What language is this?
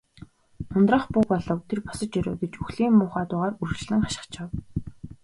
Mongolian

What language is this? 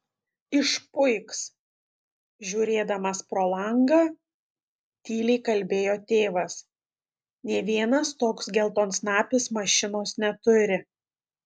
Lithuanian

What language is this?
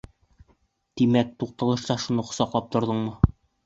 Bashkir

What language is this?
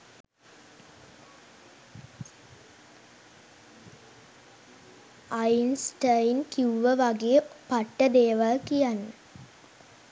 Sinhala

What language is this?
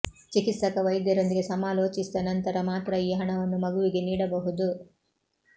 Kannada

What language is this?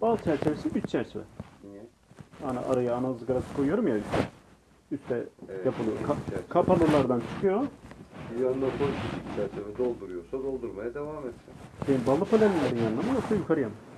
Turkish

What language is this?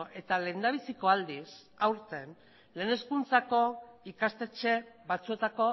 Basque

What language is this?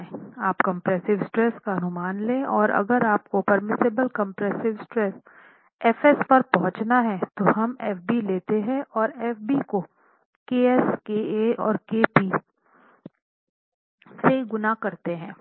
Hindi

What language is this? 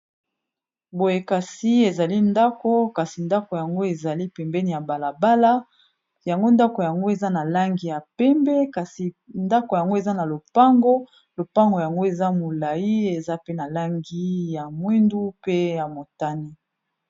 Lingala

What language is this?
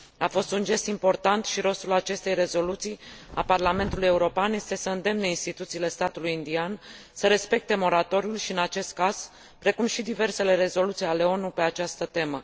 Romanian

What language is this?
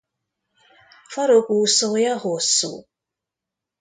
Hungarian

